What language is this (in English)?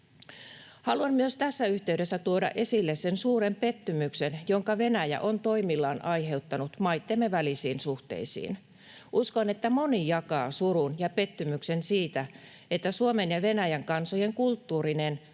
Finnish